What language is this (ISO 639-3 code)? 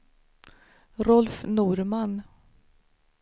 swe